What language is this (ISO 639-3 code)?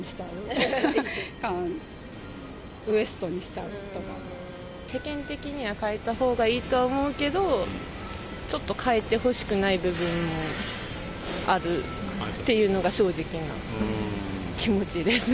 jpn